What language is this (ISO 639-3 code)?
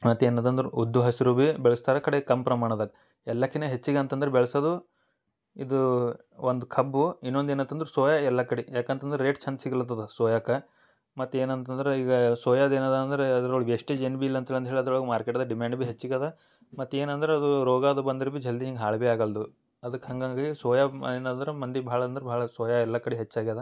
kan